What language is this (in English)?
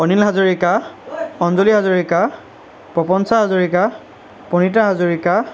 Assamese